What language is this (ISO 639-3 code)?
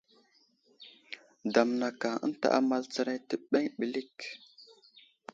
udl